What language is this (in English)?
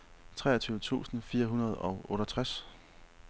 Danish